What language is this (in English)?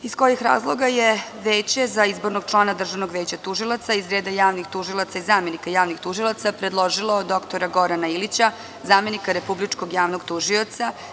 Serbian